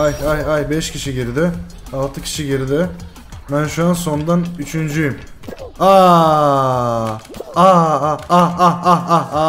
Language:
Turkish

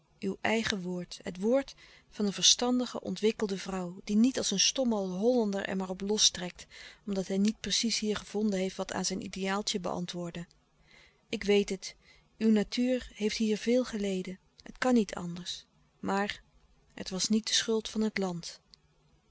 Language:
Dutch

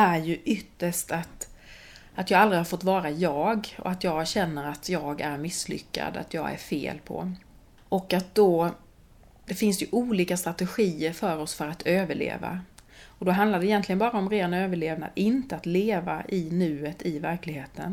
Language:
Swedish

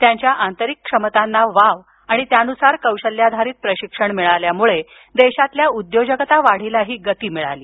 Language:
Marathi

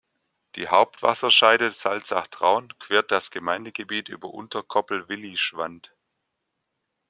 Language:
German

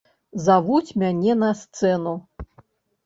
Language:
Belarusian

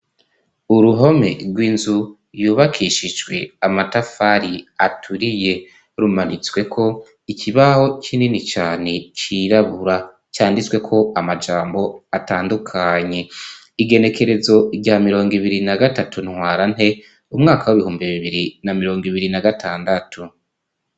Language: Rundi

